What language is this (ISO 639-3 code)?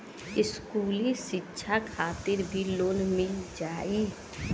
bho